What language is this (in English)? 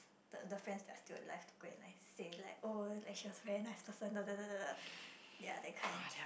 English